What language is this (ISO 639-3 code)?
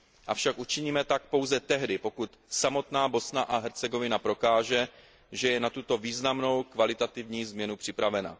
ces